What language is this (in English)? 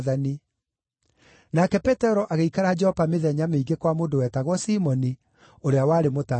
Kikuyu